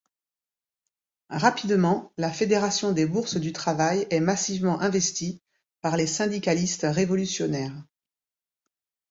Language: French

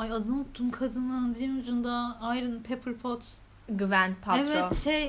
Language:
Turkish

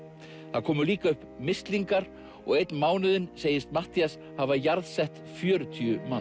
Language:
Icelandic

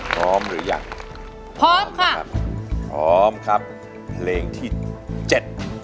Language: Thai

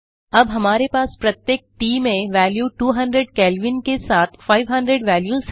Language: Hindi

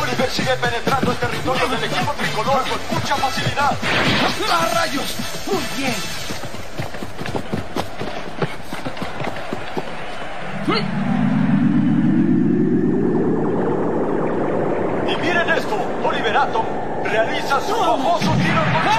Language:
Spanish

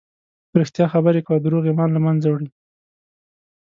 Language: Pashto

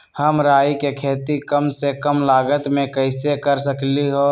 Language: Magahi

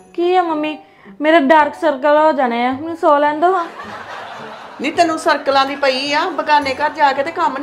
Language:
Punjabi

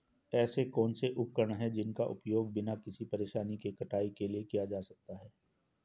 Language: Hindi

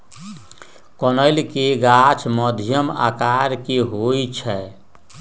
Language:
Magahi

